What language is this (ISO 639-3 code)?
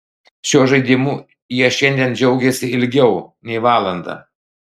lit